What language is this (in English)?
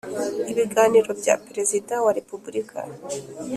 Kinyarwanda